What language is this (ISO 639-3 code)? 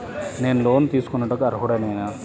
tel